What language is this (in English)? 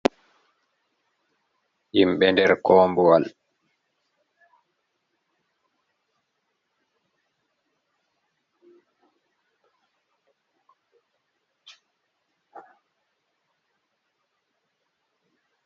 Fula